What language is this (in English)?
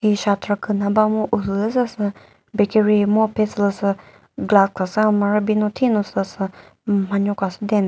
Chokri Naga